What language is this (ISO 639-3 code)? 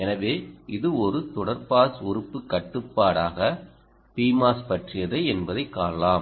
tam